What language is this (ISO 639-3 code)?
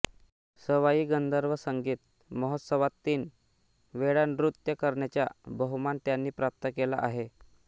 mar